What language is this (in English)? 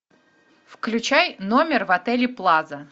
Russian